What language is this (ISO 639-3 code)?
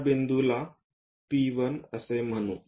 mar